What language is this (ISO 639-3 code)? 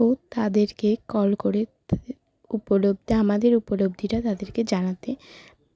ben